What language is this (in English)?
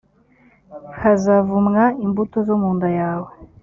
Kinyarwanda